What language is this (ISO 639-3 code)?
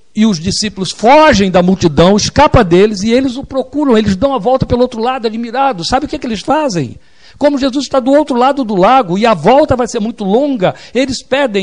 por